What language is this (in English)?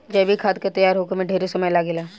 Bhojpuri